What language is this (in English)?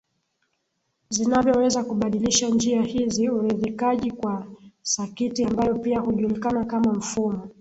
Swahili